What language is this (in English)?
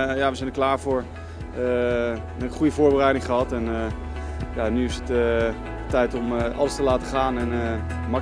Dutch